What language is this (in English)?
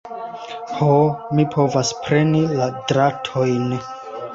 Esperanto